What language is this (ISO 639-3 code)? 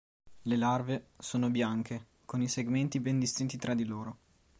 ita